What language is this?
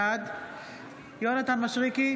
Hebrew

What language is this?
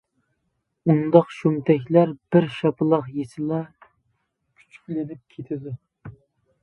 Uyghur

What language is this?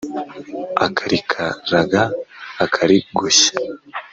Kinyarwanda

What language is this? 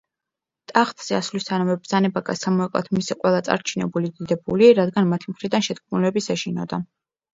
Georgian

